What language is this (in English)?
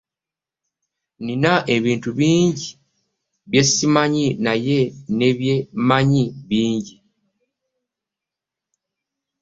Ganda